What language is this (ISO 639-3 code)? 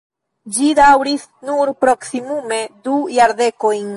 epo